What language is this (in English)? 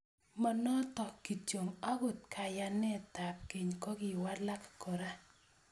Kalenjin